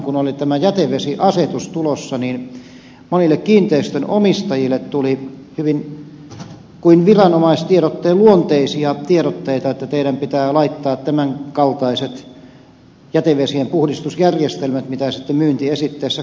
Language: Finnish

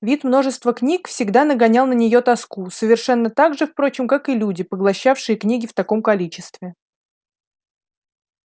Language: Russian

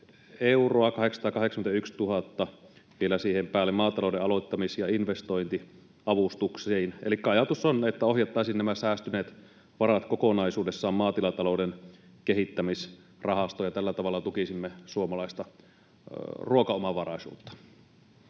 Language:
Finnish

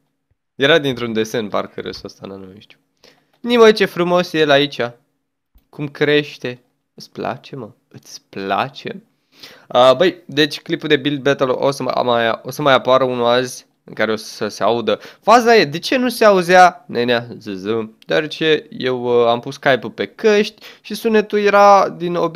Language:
Romanian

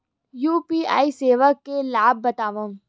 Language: Chhattisgarhi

